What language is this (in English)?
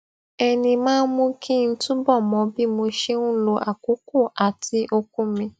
Yoruba